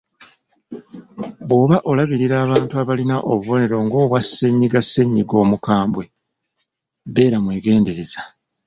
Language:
Ganda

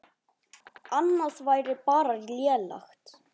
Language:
Icelandic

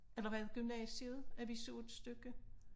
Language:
Danish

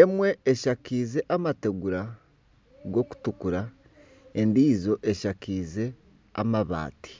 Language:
Nyankole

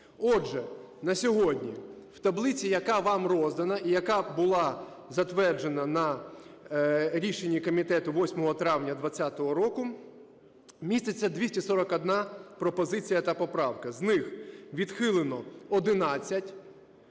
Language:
Ukrainian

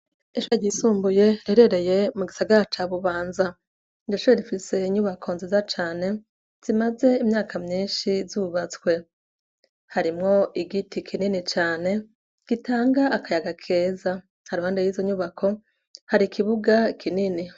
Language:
Rundi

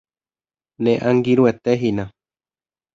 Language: Guarani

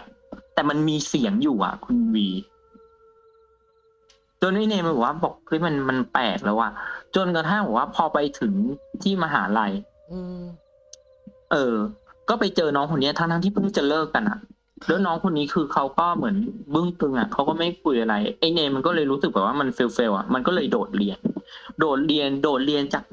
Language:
Thai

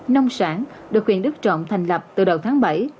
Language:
Vietnamese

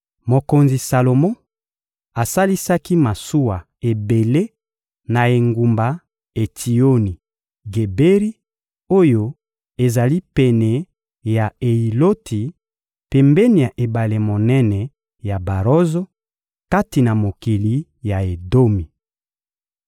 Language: Lingala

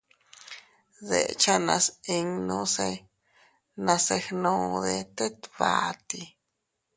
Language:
Teutila Cuicatec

